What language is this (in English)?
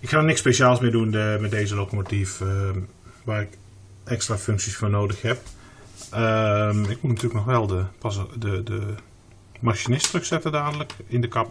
Dutch